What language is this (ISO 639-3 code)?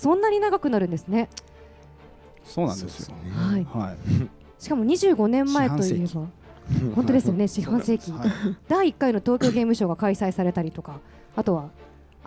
jpn